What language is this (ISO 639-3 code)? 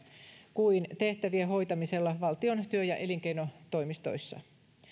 fin